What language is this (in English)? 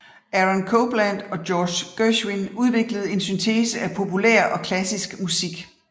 Danish